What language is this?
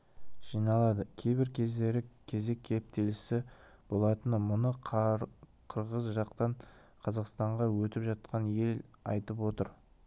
Kazakh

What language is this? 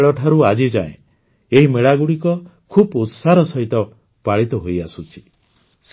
Odia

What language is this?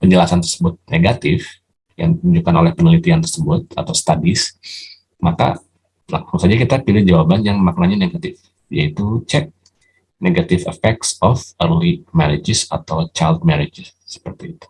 Indonesian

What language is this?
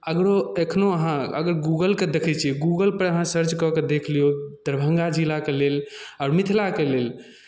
Maithili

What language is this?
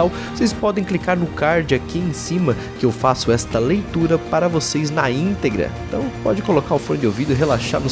Portuguese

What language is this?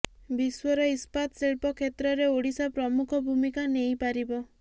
Odia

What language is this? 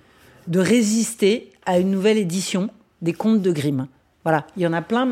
French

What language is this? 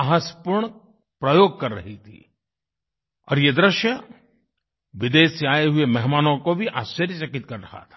Hindi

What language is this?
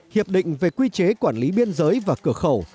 Vietnamese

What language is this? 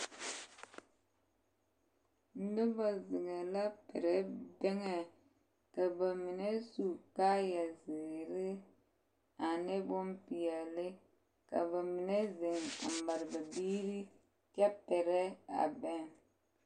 Southern Dagaare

